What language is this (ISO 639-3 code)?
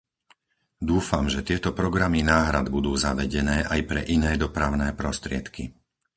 slk